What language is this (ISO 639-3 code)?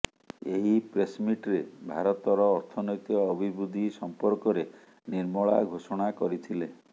ori